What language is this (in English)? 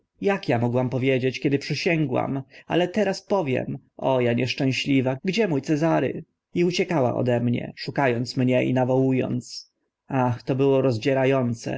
Polish